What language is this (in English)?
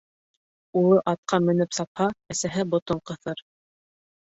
Bashkir